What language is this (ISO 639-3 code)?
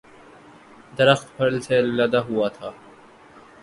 urd